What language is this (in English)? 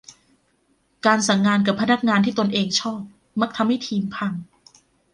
Thai